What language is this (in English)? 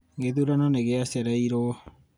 Kikuyu